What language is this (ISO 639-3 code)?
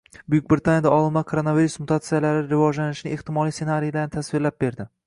uzb